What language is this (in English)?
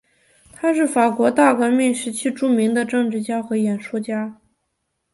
Chinese